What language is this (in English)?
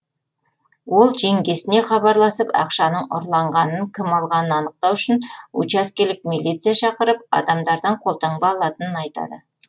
Kazakh